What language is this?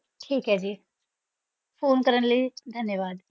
Punjabi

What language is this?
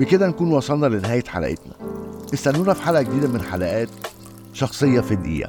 Arabic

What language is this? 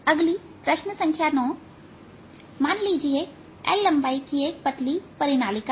Hindi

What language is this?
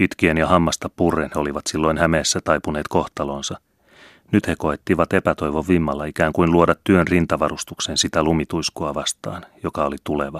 Finnish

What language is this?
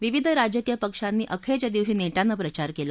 Marathi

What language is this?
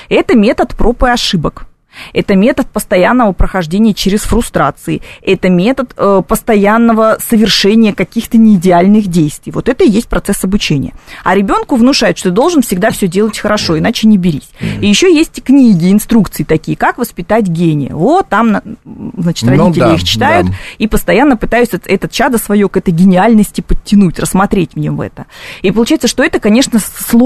Russian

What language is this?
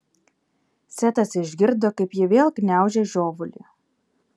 Lithuanian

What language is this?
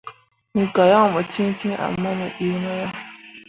Mundang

